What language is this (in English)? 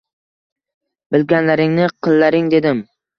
Uzbek